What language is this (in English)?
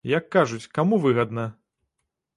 Belarusian